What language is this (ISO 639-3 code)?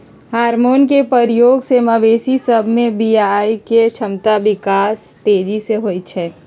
mag